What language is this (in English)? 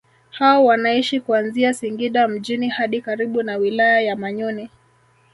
Swahili